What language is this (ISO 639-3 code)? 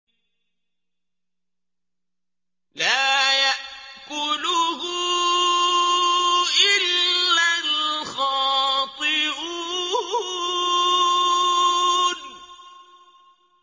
ara